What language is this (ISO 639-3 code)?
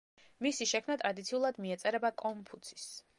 kat